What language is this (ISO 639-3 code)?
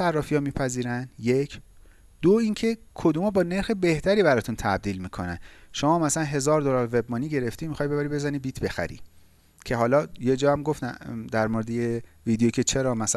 fas